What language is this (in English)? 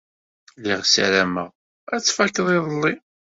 Kabyle